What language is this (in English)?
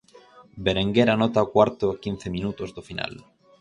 Galician